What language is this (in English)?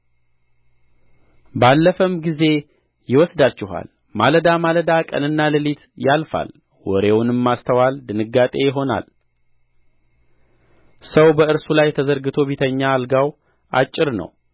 Amharic